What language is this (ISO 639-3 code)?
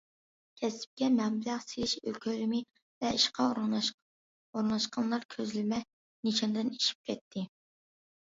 uig